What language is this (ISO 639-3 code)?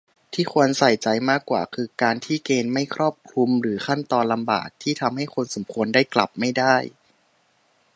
tha